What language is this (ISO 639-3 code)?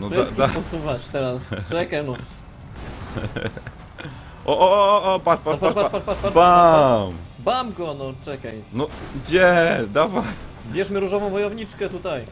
pol